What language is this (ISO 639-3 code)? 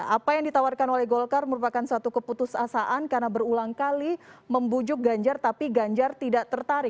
ind